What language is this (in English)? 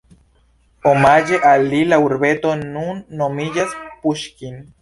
Esperanto